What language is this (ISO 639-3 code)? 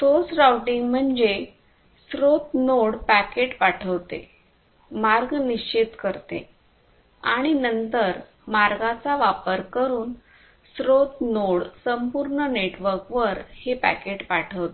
mar